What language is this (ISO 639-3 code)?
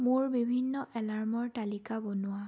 asm